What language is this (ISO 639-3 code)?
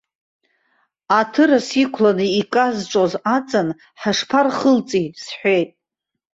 abk